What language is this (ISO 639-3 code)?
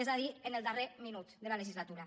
cat